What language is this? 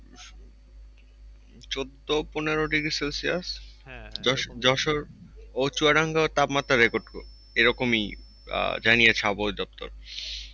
Bangla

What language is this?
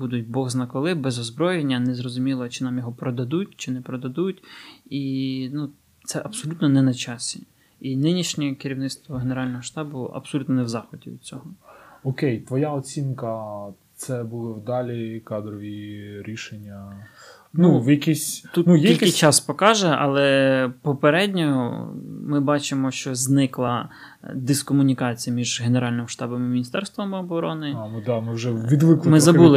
Ukrainian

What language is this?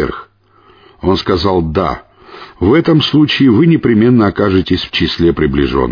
Russian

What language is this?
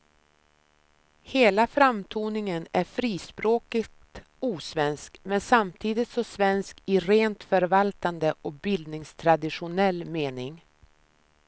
Swedish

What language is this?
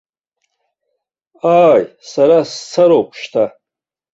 Abkhazian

